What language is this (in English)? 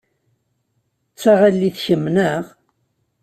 Kabyle